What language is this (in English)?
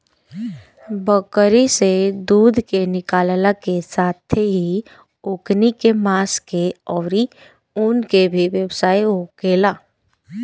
Bhojpuri